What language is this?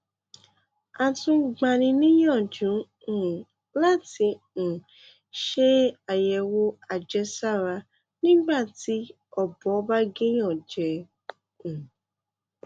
Yoruba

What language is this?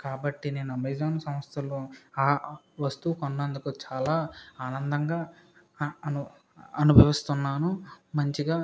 Telugu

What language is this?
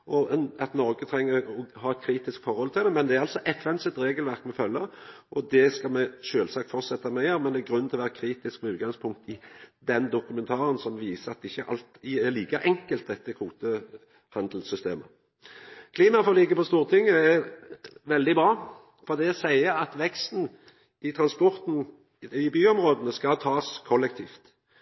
Norwegian Nynorsk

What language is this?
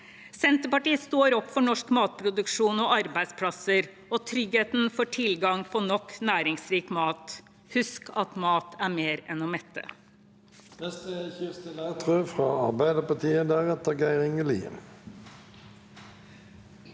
Norwegian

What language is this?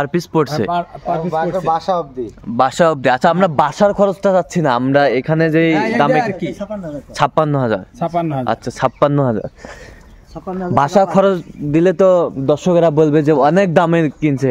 Bangla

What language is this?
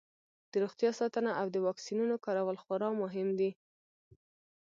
Pashto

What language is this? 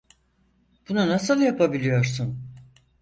Turkish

